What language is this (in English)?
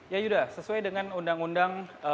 Indonesian